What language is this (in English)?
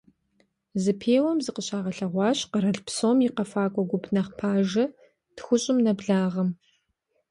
Kabardian